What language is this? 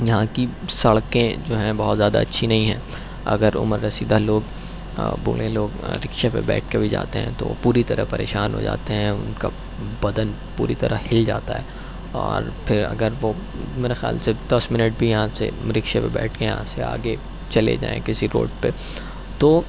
Urdu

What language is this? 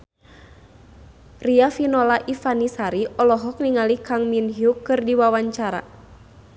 Sundanese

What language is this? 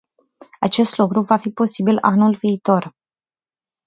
Romanian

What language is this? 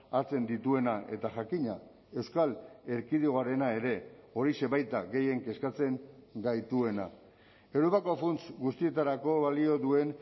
Basque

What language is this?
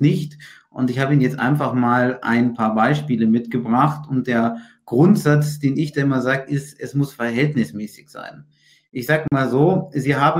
German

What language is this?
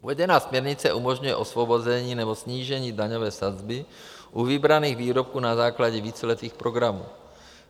Czech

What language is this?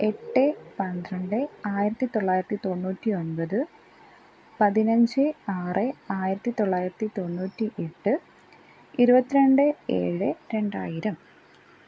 Malayalam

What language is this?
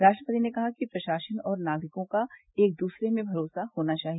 Hindi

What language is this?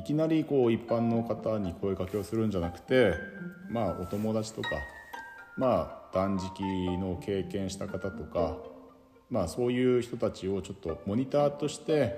Japanese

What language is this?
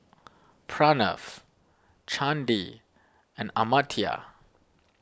English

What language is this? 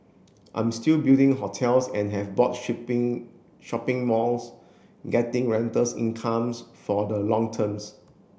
English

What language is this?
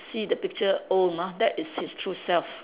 English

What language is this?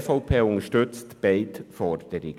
Swiss German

